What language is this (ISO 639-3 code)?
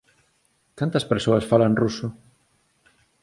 glg